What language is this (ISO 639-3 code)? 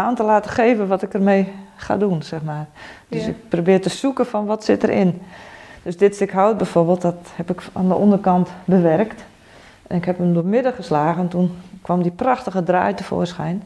nld